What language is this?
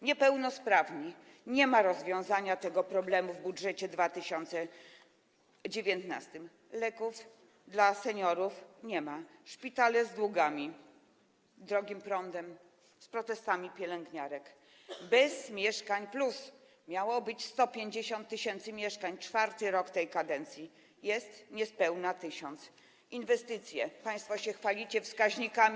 Polish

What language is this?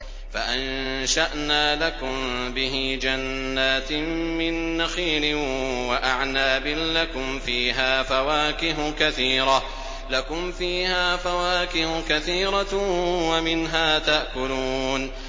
Arabic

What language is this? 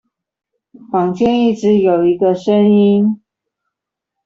Chinese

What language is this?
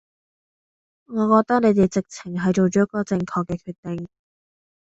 Cantonese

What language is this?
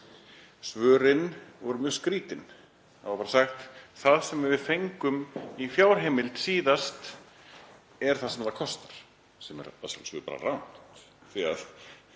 Icelandic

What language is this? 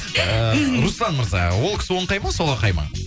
Kazakh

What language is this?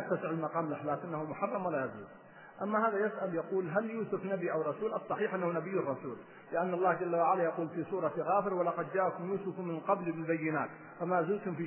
Arabic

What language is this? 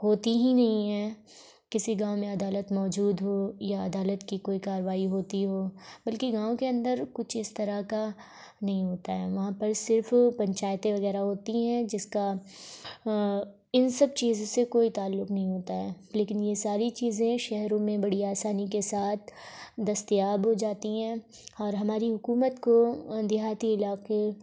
Urdu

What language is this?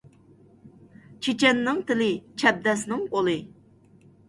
Uyghur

